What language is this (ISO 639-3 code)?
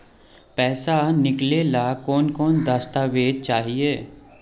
mag